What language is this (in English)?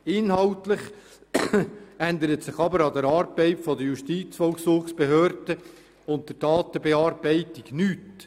Swiss German